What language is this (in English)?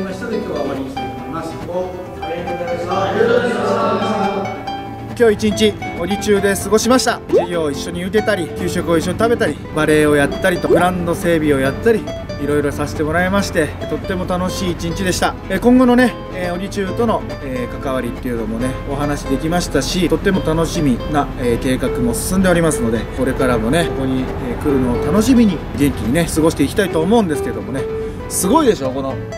Japanese